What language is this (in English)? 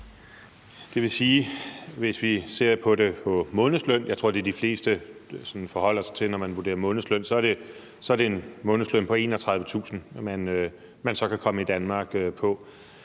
Danish